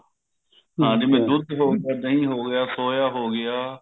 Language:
Punjabi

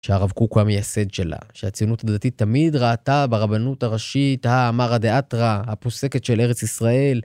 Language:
Hebrew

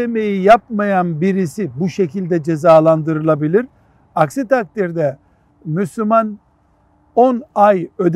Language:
Turkish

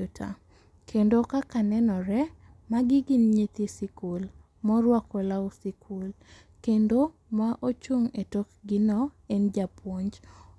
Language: Luo (Kenya and Tanzania)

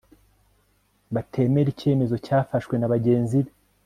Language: Kinyarwanda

